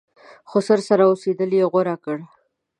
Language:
Pashto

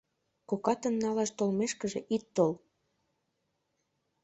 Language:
Mari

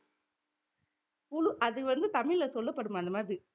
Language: Tamil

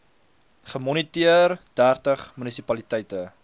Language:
Afrikaans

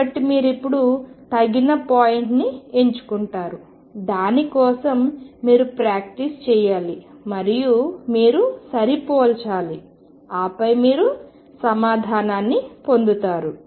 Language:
Telugu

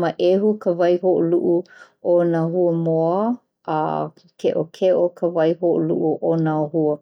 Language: Hawaiian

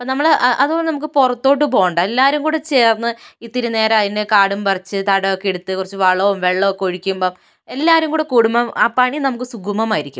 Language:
Malayalam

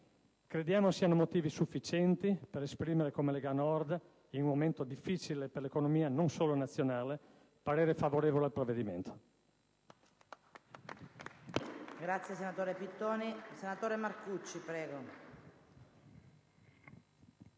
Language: Italian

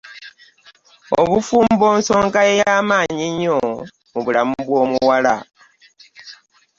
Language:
Ganda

